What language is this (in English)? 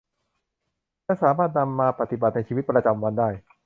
Thai